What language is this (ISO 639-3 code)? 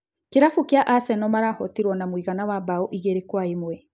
kik